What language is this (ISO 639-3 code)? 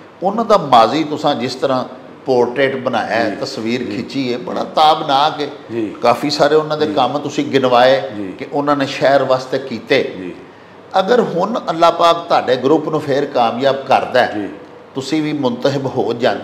pan